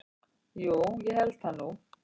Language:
Icelandic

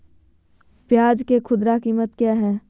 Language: Magahi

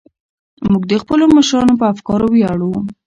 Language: Pashto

